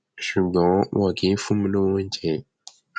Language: Yoruba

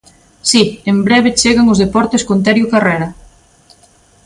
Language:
Galician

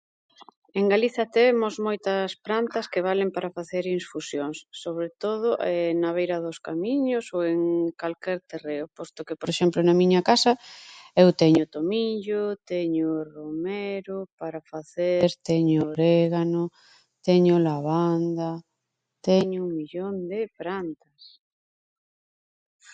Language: Galician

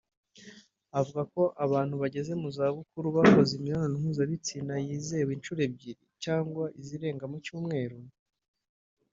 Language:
Kinyarwanda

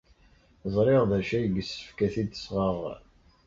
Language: Kabyle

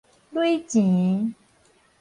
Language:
Min Nan Chinese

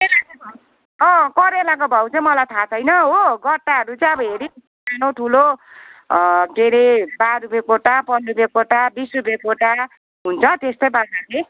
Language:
Nepali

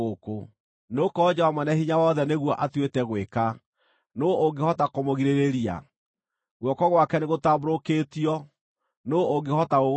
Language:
Kikuyu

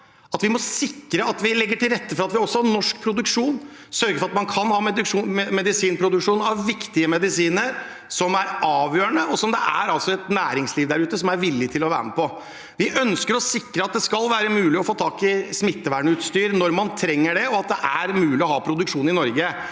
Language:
Norwegian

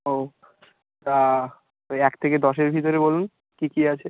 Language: Bangla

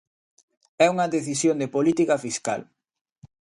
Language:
Galician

